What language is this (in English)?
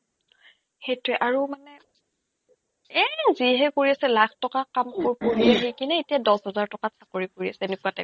Assamese